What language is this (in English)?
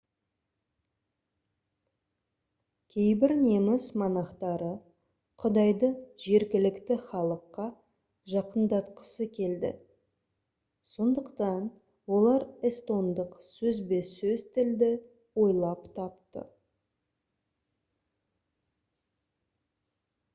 Kazakh